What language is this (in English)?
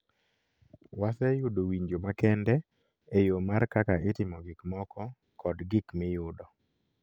Luo (Kenya and Tanzania)